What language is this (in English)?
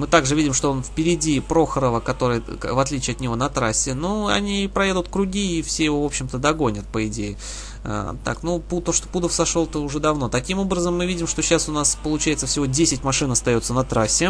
Russian